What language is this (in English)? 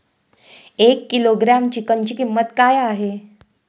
Marathi